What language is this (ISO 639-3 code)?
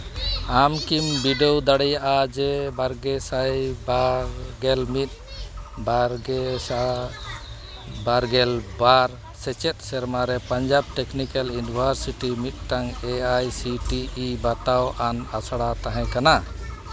sat